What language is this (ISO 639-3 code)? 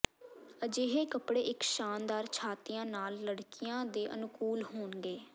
pan